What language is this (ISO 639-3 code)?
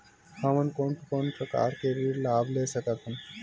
hne